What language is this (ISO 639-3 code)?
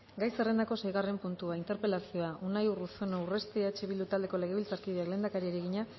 eus